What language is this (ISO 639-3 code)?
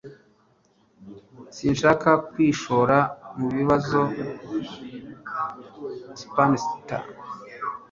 kin